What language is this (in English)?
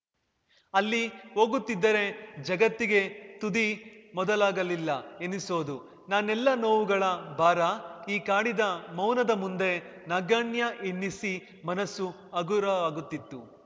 Kannada